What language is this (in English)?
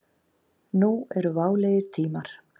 Icelandic